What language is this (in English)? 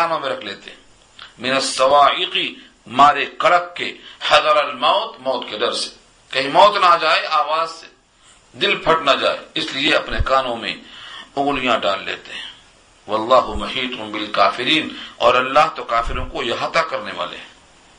Urdu